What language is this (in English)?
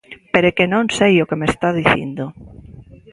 Galician